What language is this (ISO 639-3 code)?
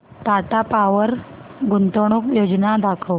mar